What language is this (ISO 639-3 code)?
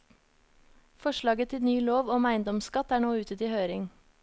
nor